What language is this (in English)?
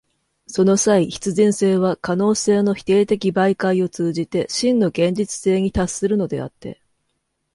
Japanese